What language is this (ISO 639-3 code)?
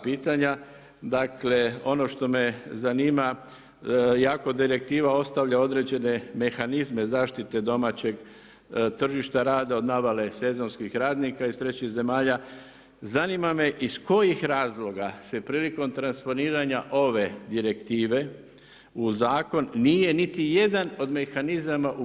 hrv